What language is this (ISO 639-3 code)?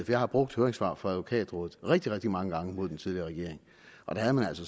dan